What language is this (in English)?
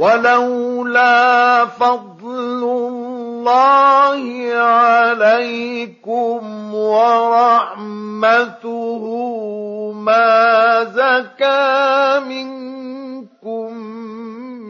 Arabic